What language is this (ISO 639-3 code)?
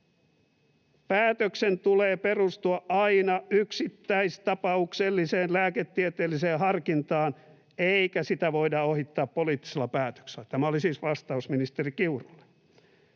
fin